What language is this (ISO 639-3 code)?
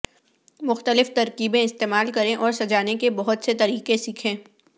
urd